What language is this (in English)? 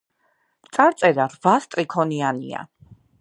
Georgian